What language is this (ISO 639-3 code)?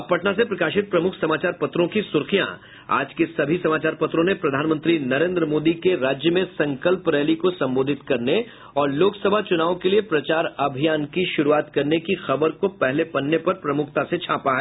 hin